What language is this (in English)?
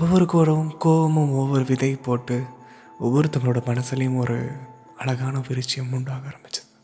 Tamil